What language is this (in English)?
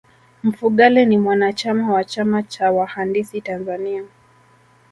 Swahili